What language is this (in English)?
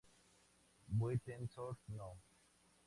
Spanish